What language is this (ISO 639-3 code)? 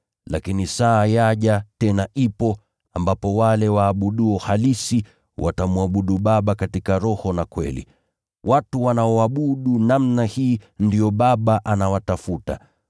swa